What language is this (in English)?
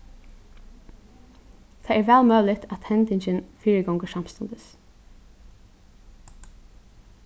Faroese